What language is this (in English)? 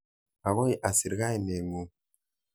Kalenjin